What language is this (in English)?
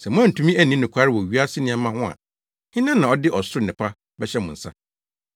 Akan